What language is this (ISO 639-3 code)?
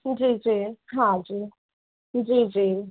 snd